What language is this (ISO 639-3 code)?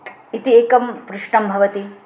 san